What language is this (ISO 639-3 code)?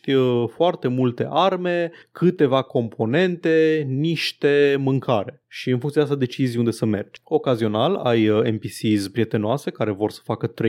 ron